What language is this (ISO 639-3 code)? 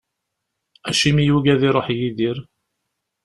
kab